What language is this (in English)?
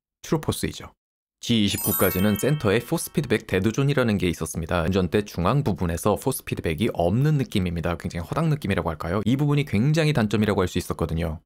Korean